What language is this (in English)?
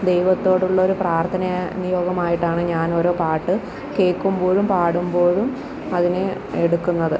Malayalam